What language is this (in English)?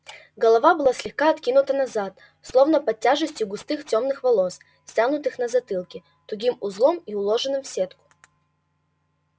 Russian